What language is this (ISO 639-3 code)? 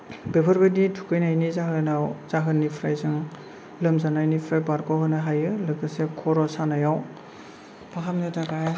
brx